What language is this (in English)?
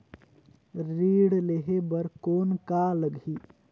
Chhattisgarhi